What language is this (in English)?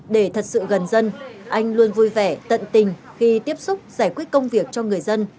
Vietnamese